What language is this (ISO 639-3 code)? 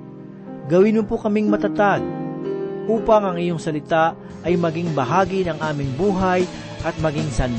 fil